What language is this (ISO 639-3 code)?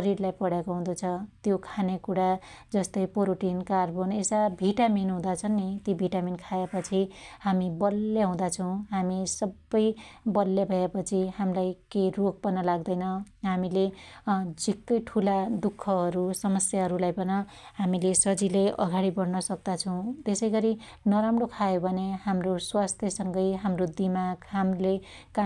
dty